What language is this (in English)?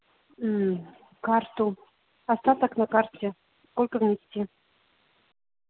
Russian